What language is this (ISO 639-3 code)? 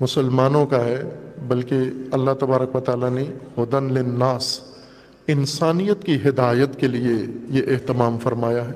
urd